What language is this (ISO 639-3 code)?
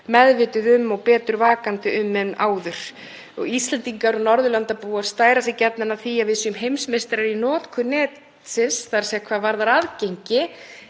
isl